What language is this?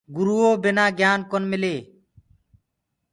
Gurgula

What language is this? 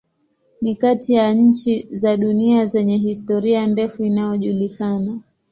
Swahili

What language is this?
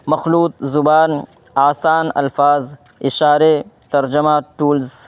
Urdu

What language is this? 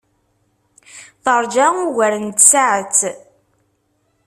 Kabyle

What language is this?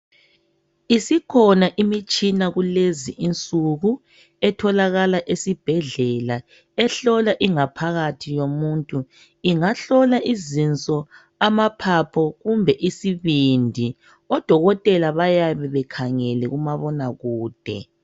North Ndebele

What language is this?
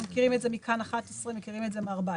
Hebrew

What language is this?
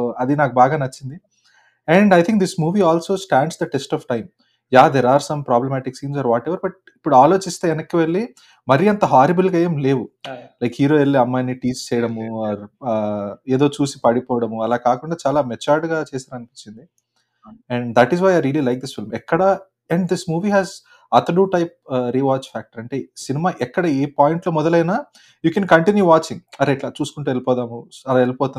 Telugu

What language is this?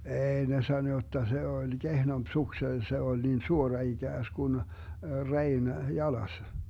Finnish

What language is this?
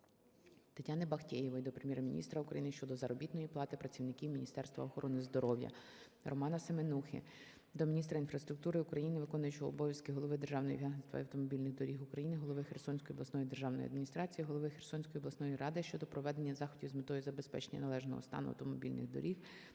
Ukrainian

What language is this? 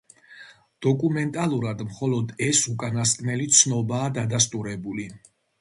Georgian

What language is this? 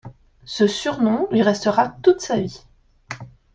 French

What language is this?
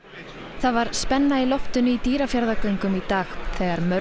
Icelandic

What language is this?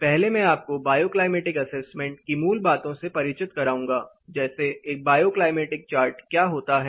Hindi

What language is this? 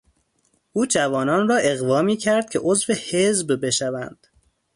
Persian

